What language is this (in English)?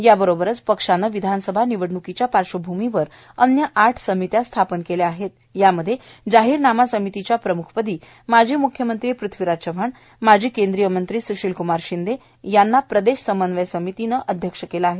Marathi